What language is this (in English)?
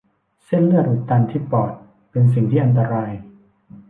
Thai